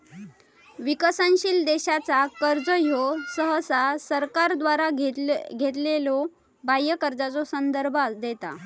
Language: Marathi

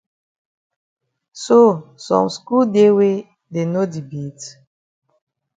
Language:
Cameroon Pidgin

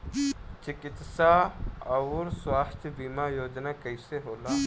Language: Bhojpuri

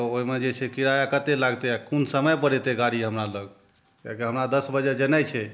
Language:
Maithili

